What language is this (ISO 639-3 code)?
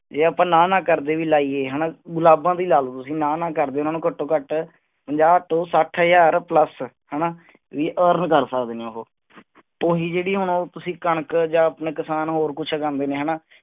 pan